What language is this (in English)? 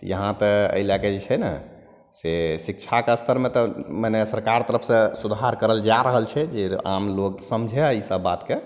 Maithili